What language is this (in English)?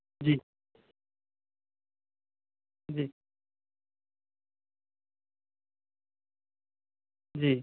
Urdu